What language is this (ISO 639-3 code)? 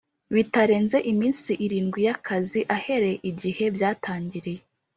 kin